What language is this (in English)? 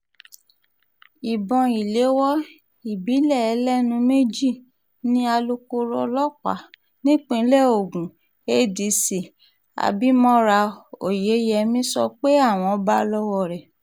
Yoruba